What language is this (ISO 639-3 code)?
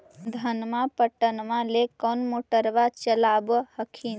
mag